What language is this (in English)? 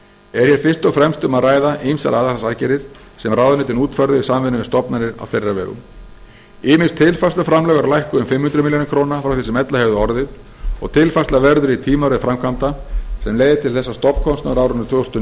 Icelandic